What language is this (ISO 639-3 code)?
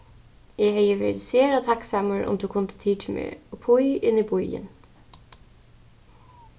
fao